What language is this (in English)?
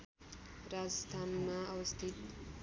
Nepali